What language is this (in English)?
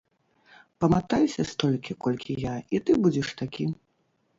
Belarusian